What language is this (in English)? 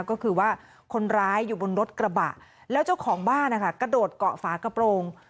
Thai